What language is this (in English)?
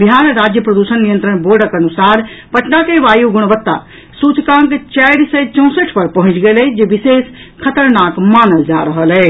Maithili